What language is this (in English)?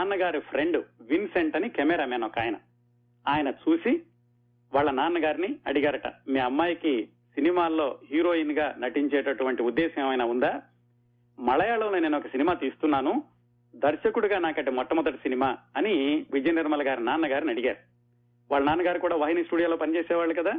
Telugu